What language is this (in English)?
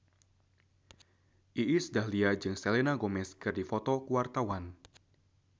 Sundanese